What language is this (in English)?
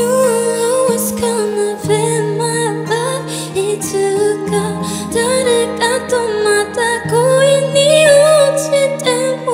Korean